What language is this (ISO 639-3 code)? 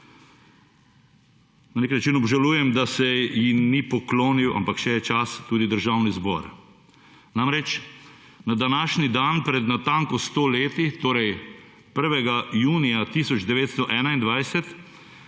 slv